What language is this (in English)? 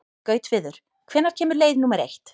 Icelandic